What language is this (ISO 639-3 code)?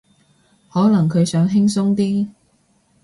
yue